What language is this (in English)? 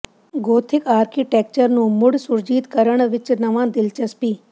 Punjabi